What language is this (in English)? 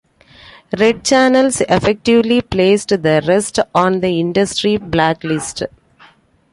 English